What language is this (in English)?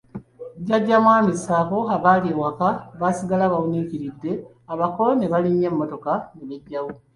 Ganda